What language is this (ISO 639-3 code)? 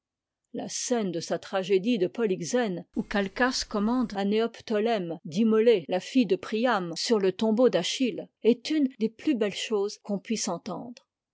fra